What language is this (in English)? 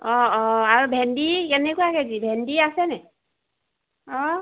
Assamese